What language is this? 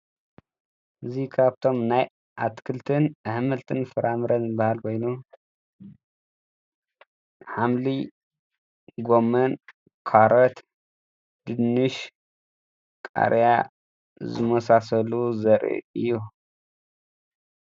Tigrinya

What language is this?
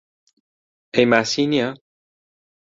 Central Kurdish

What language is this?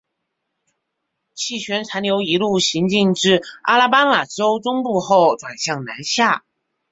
Chinese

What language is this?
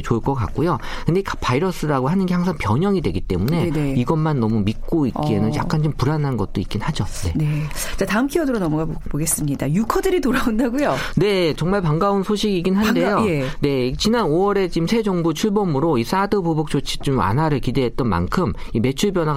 Korean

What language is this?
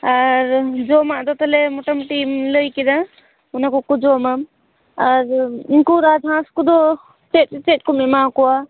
Santali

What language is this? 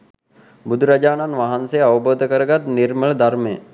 Sinhala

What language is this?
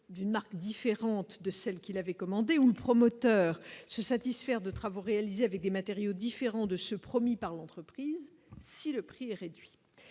French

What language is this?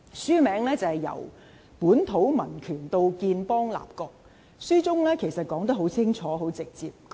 Cantonese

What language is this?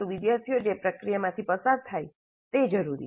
Gujarati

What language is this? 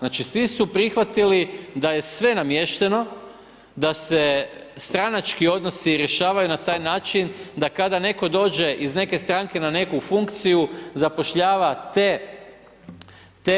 Croatian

